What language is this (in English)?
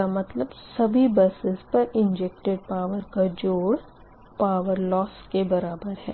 Hindi